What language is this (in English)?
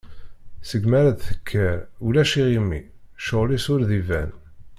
Kabyle